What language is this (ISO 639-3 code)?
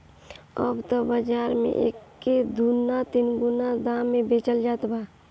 bho